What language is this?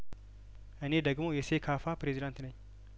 Amharic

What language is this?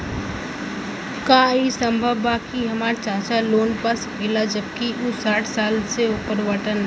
Bhojpuri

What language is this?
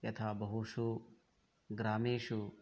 Sanskrit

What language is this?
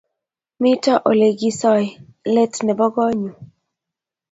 Kalenjin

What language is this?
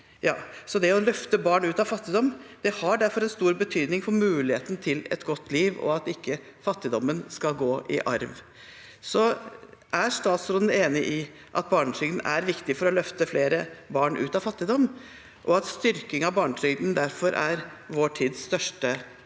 Norwegian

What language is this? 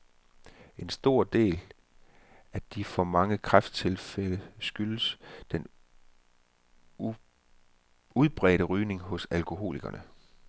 Danish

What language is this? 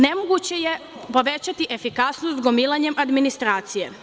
Serbian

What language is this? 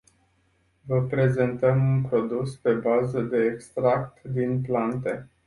Romanian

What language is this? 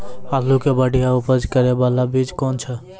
Maithili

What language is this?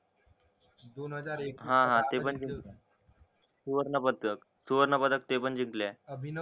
Marathi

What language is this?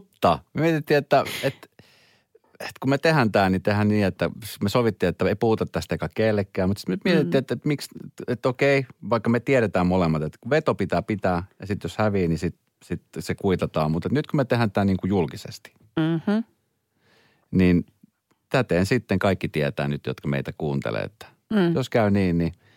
Finnish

